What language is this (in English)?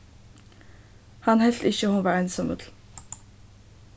Faroese